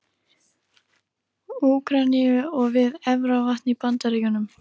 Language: Icelandic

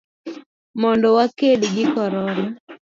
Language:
Luo (Kenya and Tanzania)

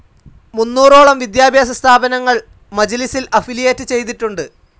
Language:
Malayalam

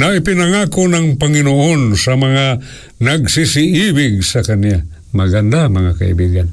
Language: Filipino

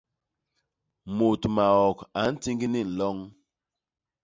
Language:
Basaa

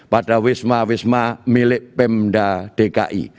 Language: Indonesian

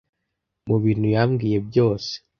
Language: Kinyarwanda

